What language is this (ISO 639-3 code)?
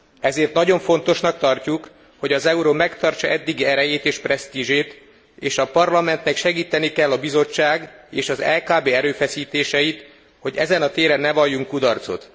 hun